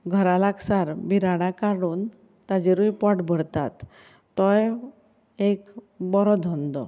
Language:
Konkani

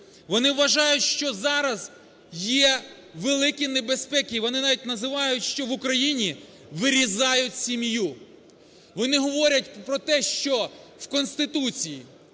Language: Ukrainian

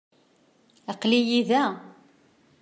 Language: Kabyle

